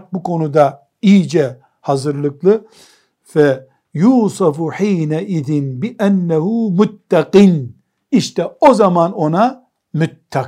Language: Turkish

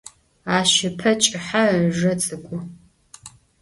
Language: Adyghe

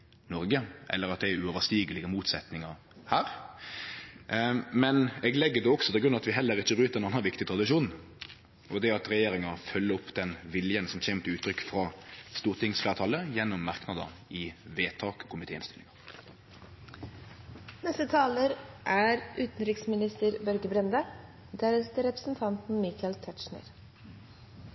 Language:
Norwegian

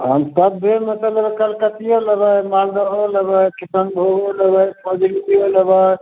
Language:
Maithili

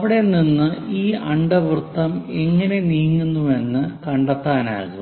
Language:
Malayalam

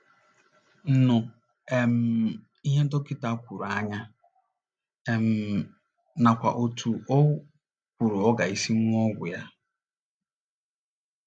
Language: Igbo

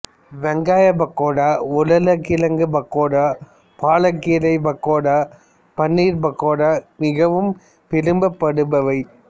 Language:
Tamil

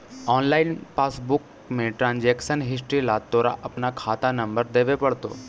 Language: Magahi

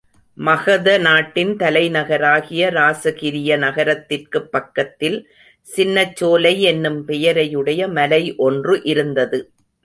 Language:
Tamil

